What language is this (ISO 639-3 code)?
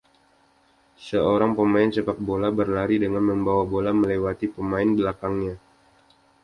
ind